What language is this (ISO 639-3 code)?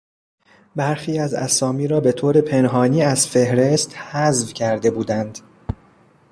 fas